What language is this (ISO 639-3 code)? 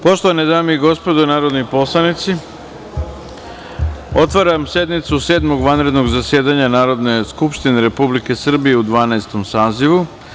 srp